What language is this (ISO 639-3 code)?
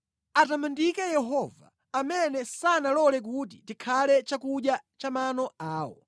nya